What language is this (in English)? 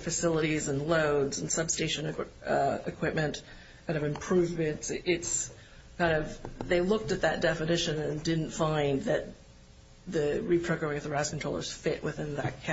English